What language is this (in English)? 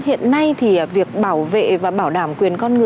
Vietnamese